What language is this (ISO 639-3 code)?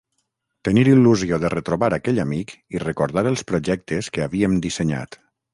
cat